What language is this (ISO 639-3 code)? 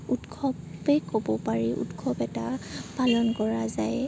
asm